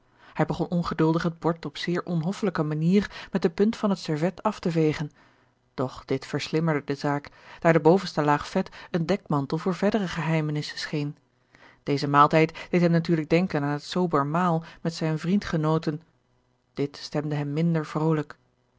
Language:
Dutch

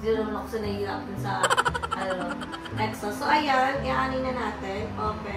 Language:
Filipino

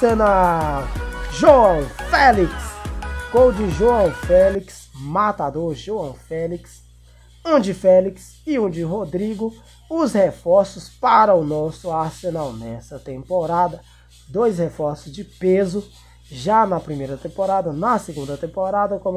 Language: Portuguese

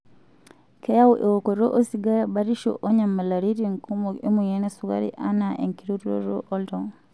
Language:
Masai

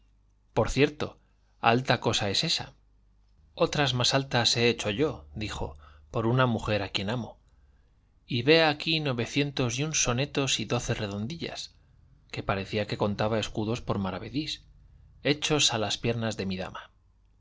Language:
Spanish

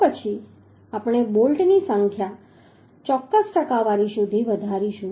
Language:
Gujarati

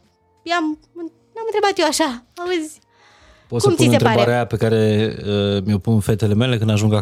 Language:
Romanian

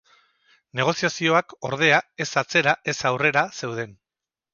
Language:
Basque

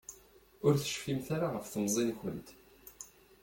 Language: Kabyle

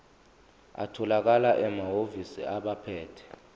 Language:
Zulu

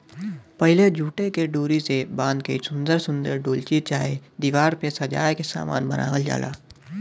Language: Bhojpuri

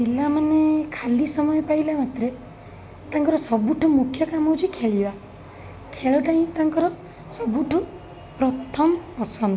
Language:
Odia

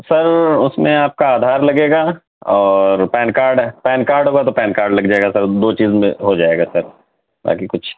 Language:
Urdu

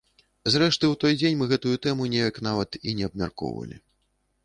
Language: Belarusian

